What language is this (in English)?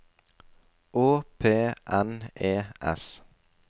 Norwegian